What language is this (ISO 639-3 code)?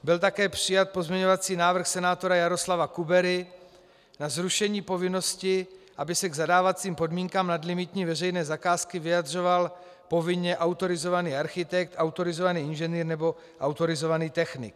ces